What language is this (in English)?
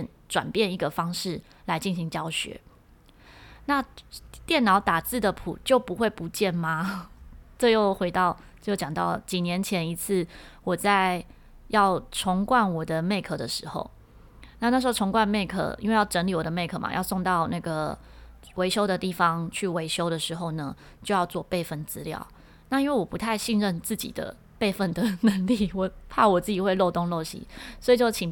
Chinese